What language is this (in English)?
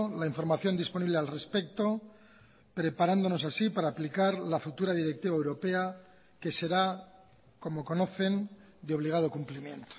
Spanish